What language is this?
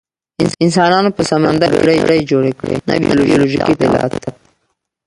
Pashto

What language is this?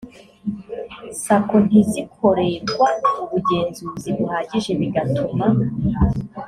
Kinyarwanda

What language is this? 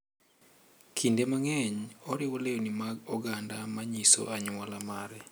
Luo (Kenya and Tanzania)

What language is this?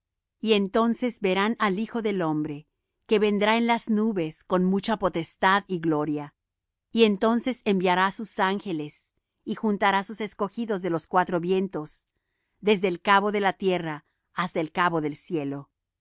Spanish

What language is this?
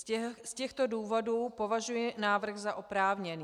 Czech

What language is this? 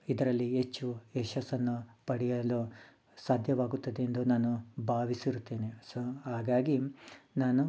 Kannada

